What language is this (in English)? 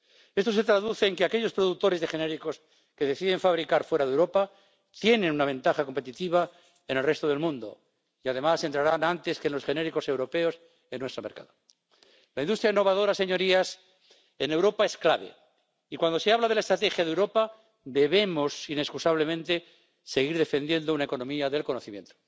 Spanish